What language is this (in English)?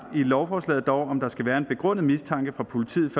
Danish